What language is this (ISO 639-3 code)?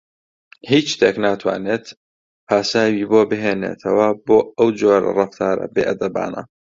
ckb